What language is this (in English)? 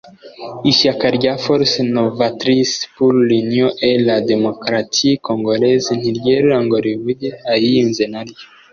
Kinyarwanda